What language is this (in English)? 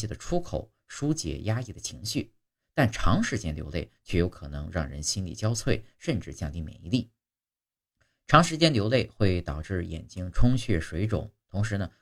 Chinese